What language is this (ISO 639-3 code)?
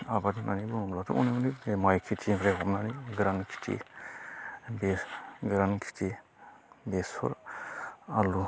brx